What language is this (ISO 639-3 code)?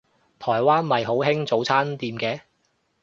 yue